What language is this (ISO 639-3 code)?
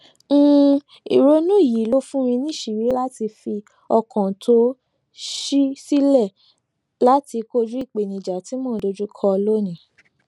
yor